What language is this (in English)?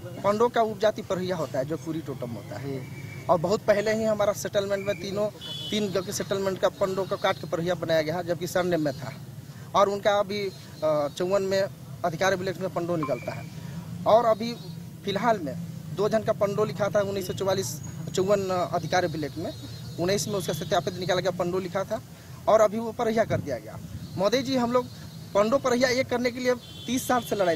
Hindi